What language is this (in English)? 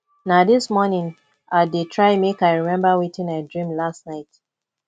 Nigerian Pidgin